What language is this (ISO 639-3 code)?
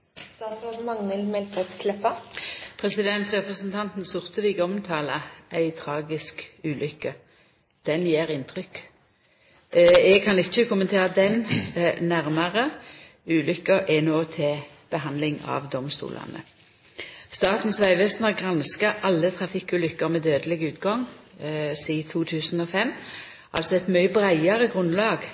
nno